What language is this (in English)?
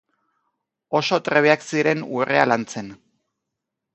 Basque